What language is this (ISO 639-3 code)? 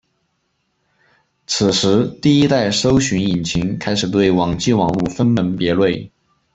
zho